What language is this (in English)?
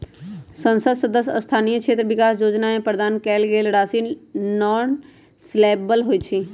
Magahi